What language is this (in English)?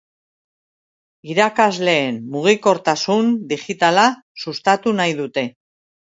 Basque